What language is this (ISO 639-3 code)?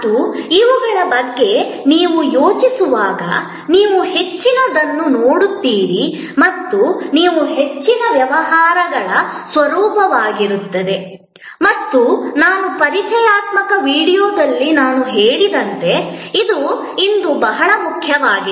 kan